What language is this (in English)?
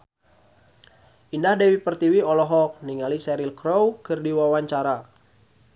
Sundanese